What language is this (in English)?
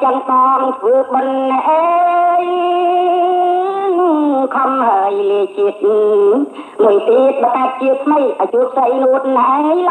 Indonesian